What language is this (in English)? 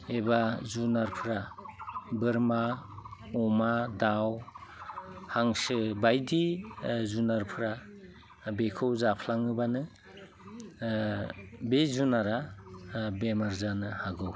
Bodo